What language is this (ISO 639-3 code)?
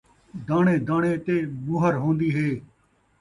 skr